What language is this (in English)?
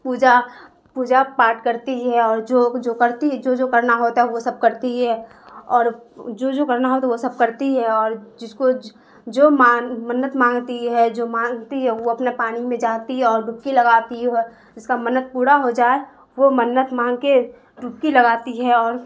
Urdu